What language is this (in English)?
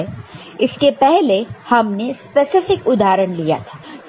Hindi